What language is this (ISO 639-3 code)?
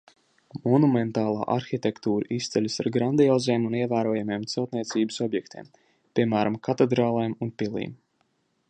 lav